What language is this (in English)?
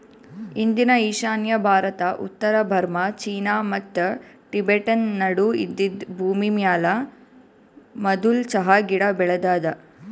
Kannada